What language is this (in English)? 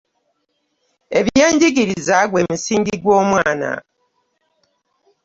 Ganda